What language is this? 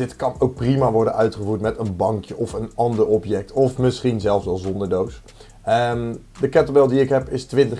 Dutch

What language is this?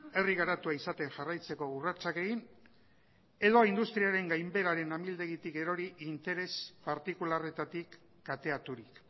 Basque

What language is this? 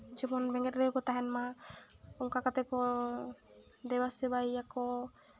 Santali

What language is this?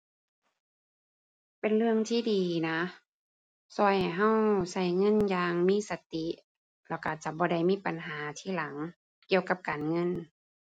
Thai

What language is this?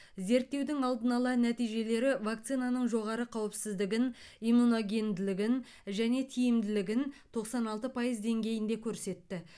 Kazakh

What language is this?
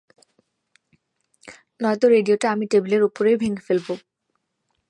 Bangla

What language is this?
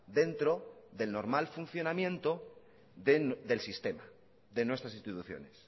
Spanish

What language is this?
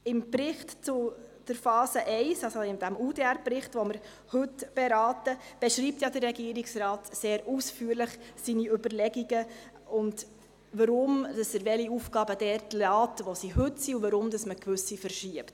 Swiss German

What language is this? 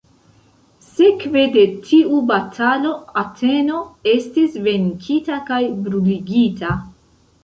Esperanto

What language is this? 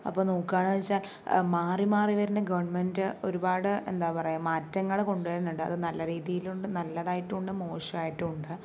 Malayalam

